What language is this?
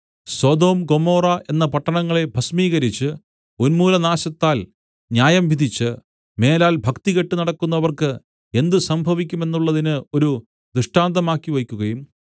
Malayalam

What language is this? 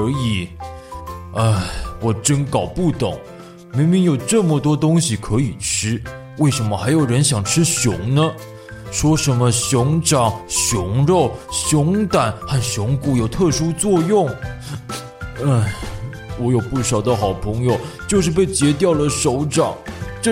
Chinese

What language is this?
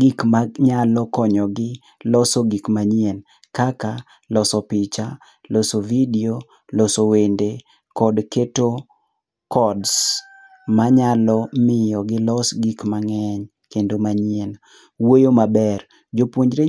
Luo (Kenya and Tanzania)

